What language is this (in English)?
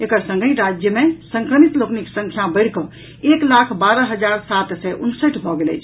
Maithili